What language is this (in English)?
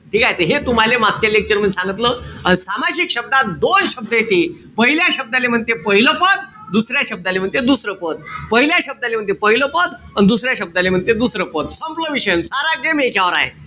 Marathi